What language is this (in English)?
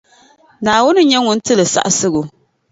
Dagbani